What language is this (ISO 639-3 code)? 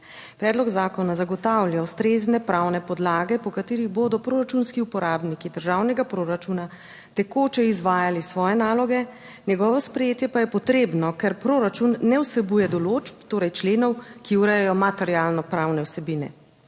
slv